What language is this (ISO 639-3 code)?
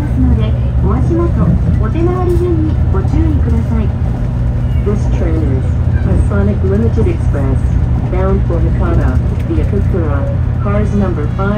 jpn